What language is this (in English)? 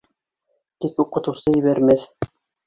Bashkir